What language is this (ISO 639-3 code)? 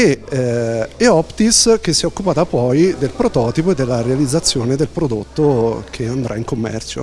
ita